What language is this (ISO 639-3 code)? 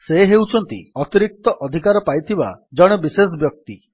ori